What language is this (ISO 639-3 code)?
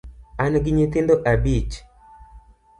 luo